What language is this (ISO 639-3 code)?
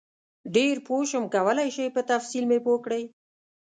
pus